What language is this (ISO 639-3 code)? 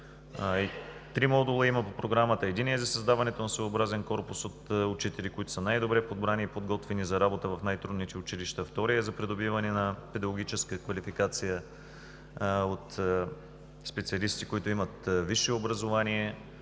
bul